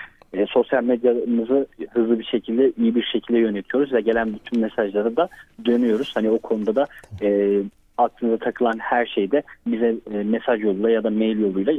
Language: Turkish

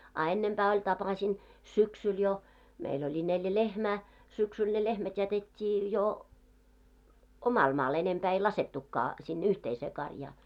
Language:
Finnish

